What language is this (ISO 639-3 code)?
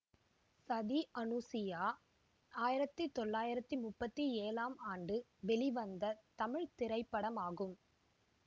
tam